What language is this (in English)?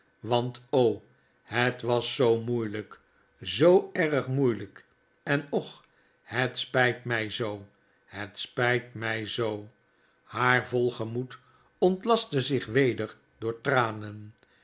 Dutch